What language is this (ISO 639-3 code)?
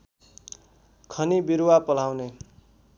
nep